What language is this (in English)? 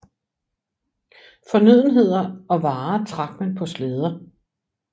Danish